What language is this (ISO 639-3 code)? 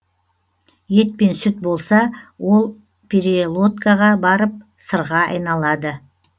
kaz